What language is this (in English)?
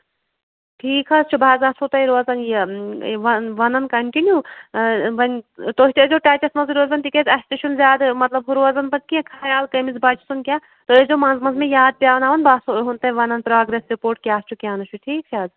Kashmiri